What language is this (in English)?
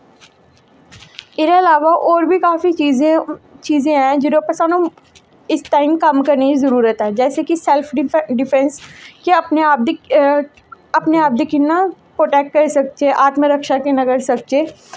Dogri